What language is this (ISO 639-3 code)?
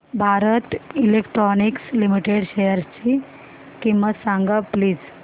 mar